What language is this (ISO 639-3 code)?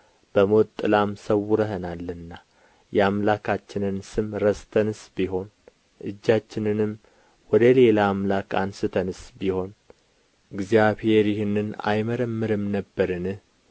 amh